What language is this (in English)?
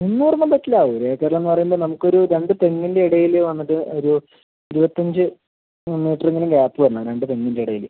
Malayalam